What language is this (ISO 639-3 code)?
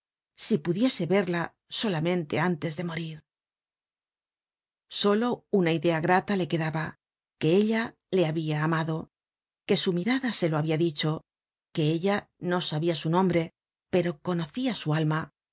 spa